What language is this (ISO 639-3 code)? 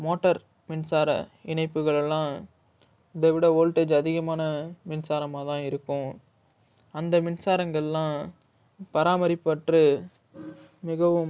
tam